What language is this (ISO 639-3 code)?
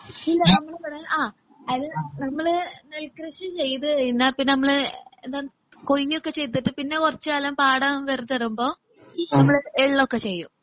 mal